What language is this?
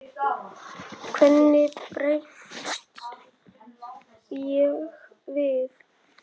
Icelandic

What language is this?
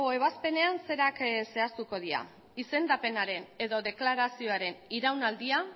Basque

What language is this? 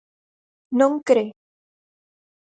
Galician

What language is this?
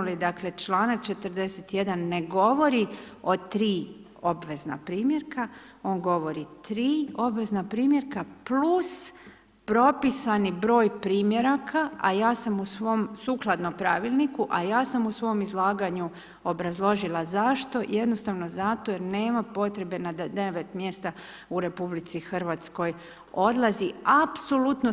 Croatian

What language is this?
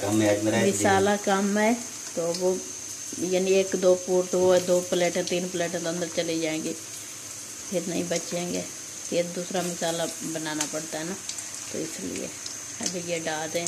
Hindi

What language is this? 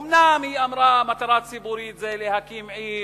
Hebrew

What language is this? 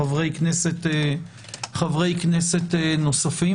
Hebrew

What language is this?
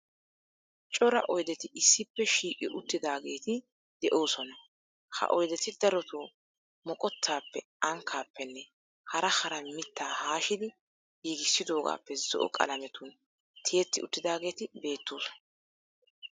Wolaytta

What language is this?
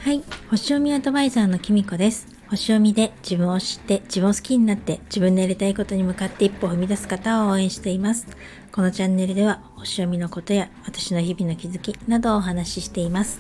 Japanese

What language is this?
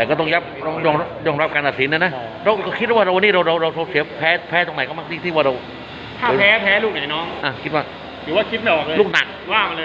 Thai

